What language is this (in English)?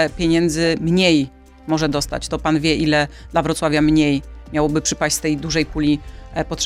Polish